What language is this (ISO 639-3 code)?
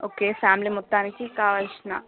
tel